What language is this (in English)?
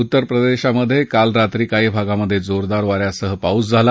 Marathi